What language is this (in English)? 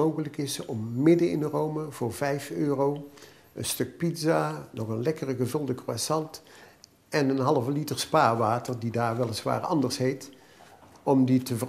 Dutch